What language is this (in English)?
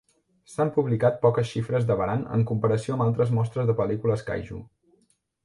Catalan